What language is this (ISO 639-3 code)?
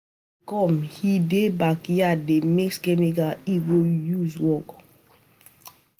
pcm